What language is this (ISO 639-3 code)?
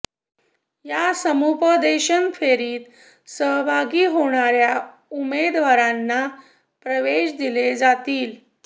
mar